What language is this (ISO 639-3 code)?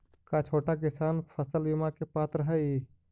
mag